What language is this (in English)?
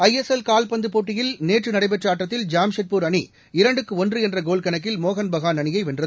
Tamil